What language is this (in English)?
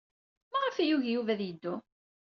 Kabyle